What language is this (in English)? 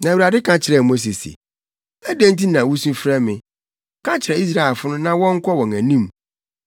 Akan